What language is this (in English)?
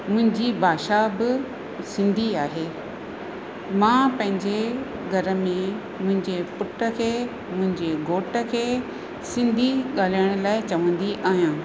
Sindhi